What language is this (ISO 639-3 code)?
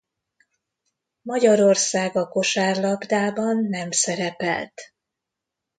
hun